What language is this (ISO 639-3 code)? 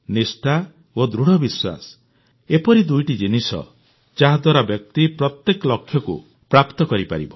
ori